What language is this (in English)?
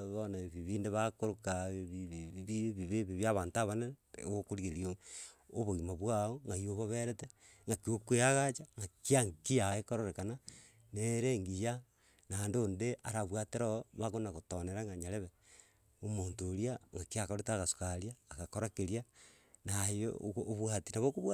Gusii